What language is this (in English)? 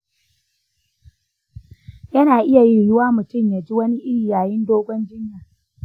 Hausa